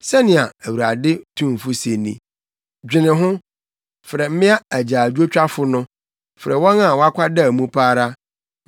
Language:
Akan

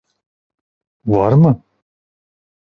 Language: Turkish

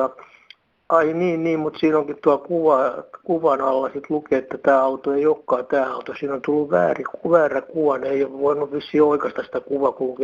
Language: Finnish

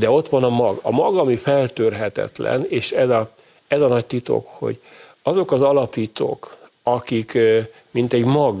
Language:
Hungarian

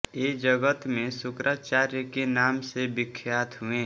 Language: Hindi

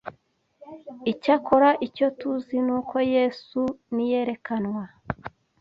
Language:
Kinyarwanda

